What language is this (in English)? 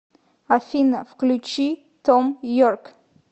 Russian